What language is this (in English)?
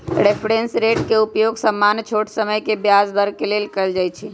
Magahi